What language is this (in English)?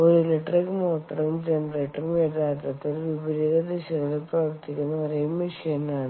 Malayalam